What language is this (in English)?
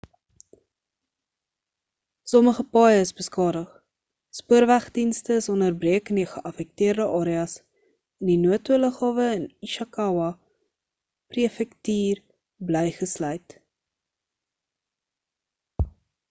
Afrikaans